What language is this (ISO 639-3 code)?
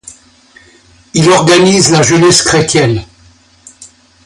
fra